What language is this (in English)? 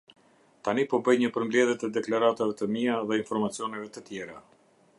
Albanian